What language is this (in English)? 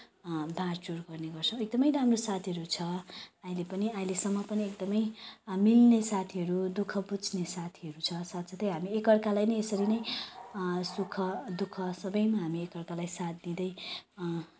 Nepali